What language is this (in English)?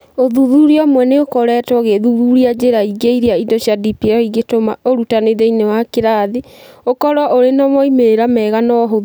Kikuyu